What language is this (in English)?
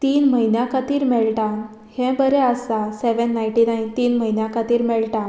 Konkani